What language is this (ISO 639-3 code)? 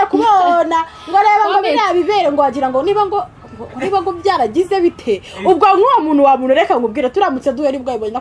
ron